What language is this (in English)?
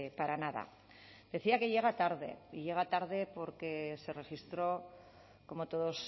Spanish